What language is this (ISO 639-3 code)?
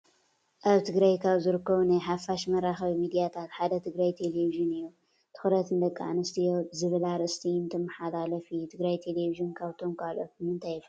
tir